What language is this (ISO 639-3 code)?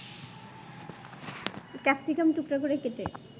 ben